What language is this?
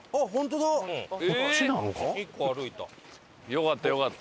Japanese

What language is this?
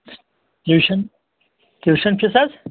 Kashmiri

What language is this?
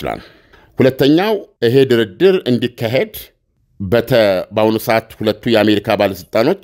Arabic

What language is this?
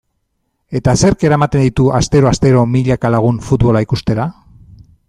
Basque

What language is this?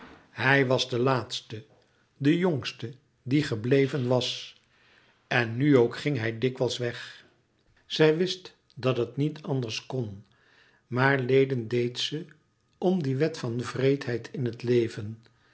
Dutch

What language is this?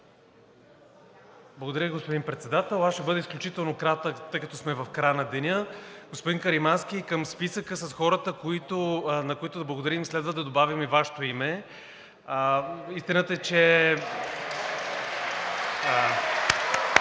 Bulgarian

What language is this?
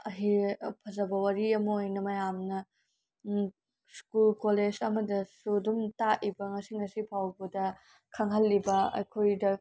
Manipuri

